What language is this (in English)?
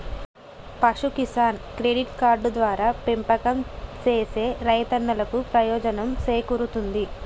Telugu